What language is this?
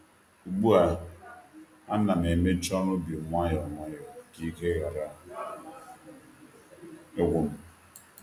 Igbo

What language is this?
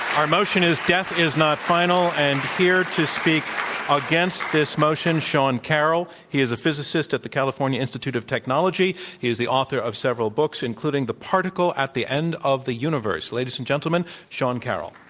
English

